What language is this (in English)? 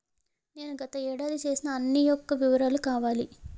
Telugu